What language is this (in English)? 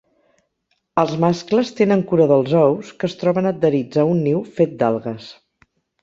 Catalan